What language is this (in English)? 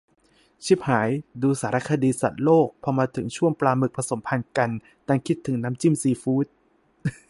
Thai